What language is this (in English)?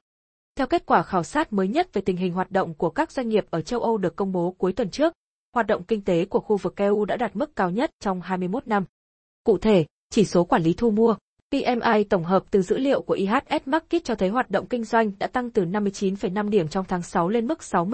Vietnamese